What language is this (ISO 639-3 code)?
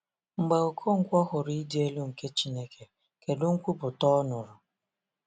ibo